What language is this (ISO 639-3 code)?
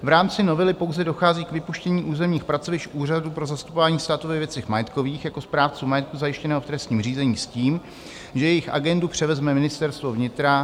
ces